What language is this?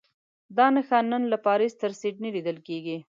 Pashto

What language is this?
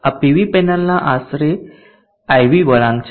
Gujarati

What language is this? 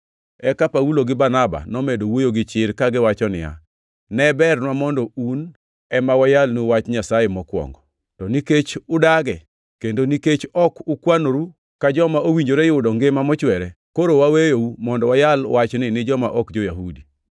Luo (Kenya and Tanzania)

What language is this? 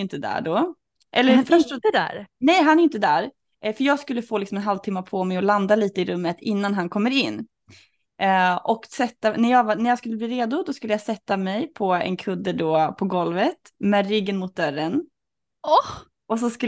Swedish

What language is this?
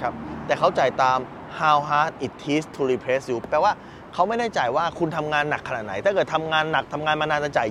Thai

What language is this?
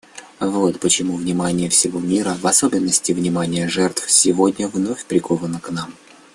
Russian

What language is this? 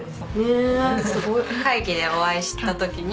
Japanese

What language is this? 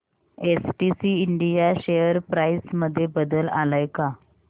Marathi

